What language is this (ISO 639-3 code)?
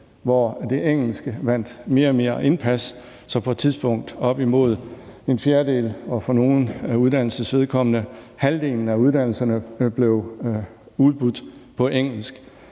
dan